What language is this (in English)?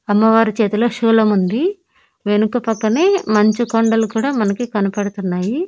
Telugu